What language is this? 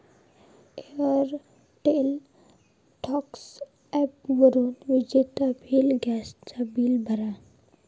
Marathi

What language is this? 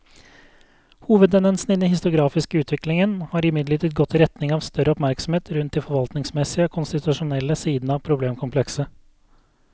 Norwegian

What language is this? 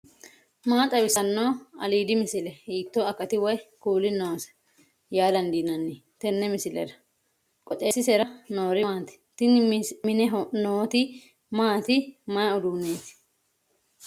Sidamo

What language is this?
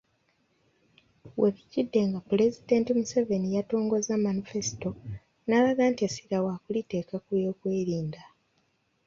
Ganda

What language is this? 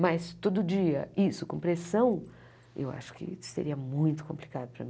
Portuguese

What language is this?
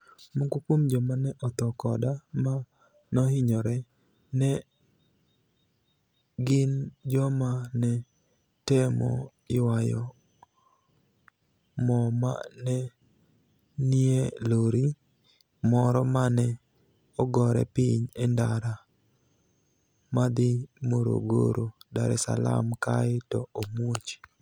Luo (Kenya and Tanzania)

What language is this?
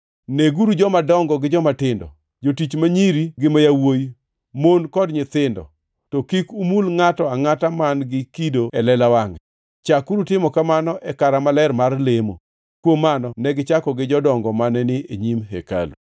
Luo (Kenya and Tanzania)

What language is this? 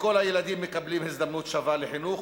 Hebrew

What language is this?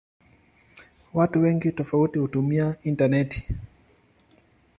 Swahili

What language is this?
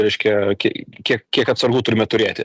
Lithuanian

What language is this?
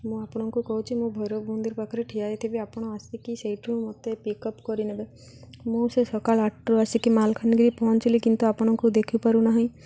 Odia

